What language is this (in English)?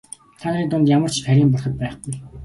Mongolian